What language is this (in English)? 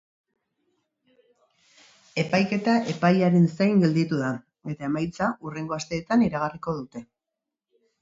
Basque